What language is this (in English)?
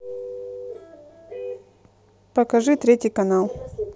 Russian